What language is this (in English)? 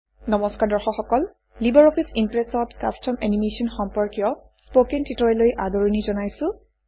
Assamese